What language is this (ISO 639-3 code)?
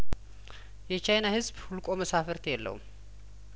amh